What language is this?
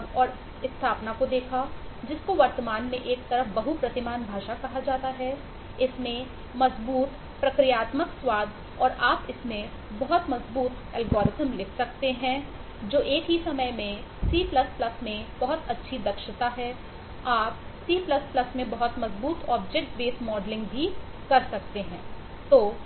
Hindi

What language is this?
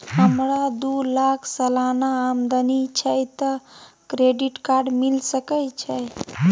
Maithili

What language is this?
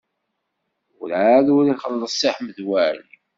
Kabyle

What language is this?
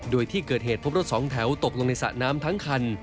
Thai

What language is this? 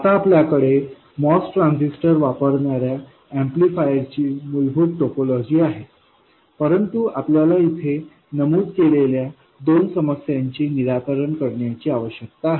Marathi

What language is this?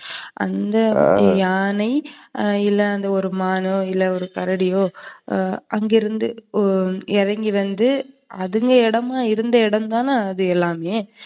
Tamil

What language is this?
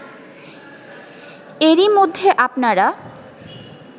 Bangla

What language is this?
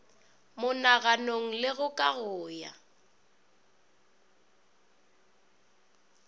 Northern Sotho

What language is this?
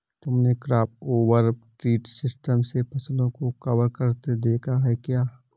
Hindi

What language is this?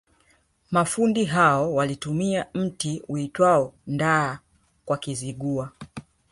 Swahili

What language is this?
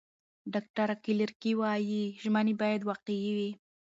Pashto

